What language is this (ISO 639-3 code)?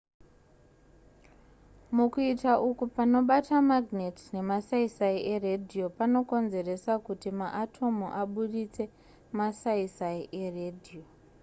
sna